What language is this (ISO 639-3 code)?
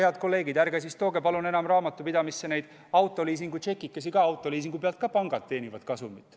est